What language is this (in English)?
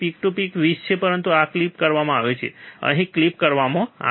Gujarati